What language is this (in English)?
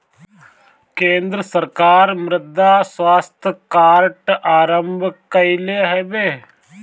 Bhojpuri